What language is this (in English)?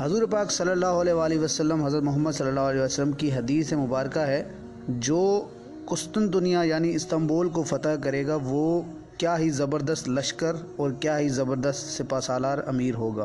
Urdu